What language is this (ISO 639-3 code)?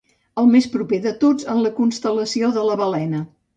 cat